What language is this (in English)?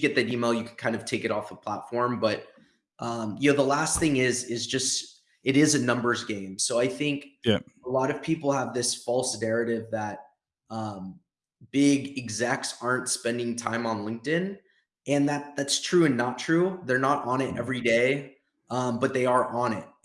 English